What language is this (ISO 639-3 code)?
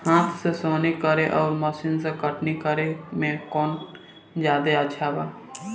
bho